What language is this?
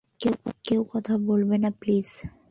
Bangla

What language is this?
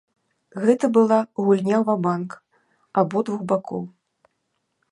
Belarusian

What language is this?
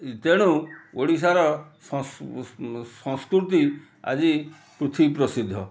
Odia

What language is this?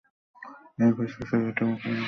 Bangla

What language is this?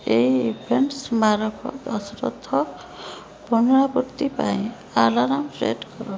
Odia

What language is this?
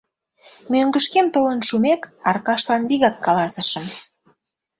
Mari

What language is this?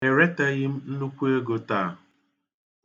Igbo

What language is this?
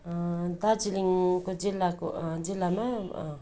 Nepali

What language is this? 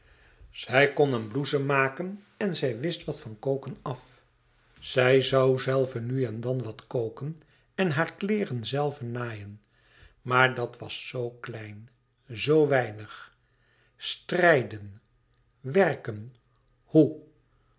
Dutch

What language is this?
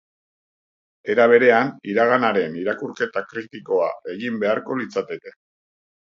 Basque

